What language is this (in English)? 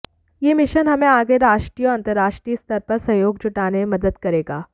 Hindi